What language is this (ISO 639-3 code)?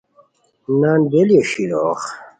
khw